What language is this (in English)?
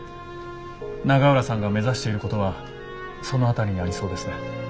Japanese